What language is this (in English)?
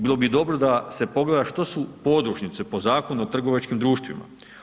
Croatian